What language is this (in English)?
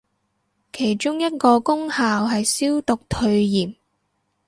Cantonese